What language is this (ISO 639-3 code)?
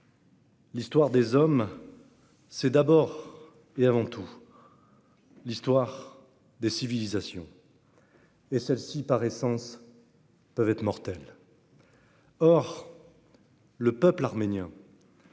fra